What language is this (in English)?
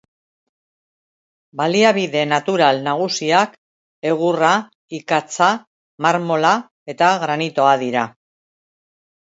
Basque